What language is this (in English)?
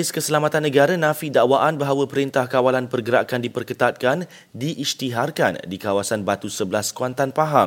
Malay